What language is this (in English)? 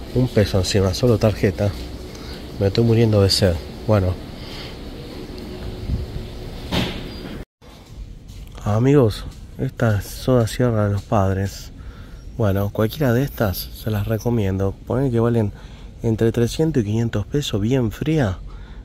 Spanish